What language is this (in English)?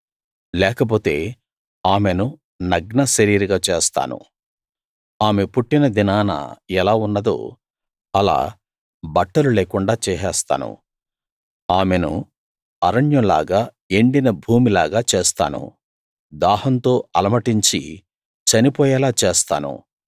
Telugu